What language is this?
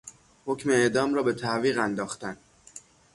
Persian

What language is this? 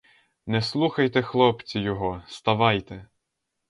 Ukrainian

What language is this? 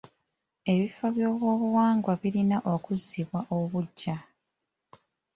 Ganda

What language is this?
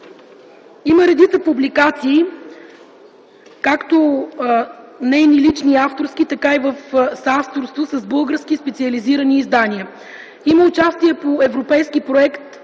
Bulgarian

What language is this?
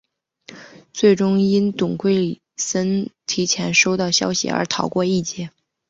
Chinese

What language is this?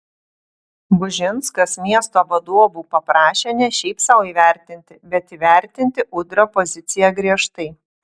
Lithuanian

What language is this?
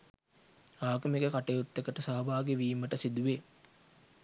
Sinhala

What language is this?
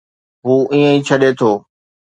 Sindhi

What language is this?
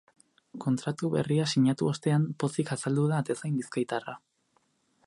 Basque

